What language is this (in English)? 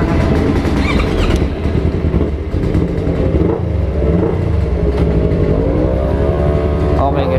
Indonesian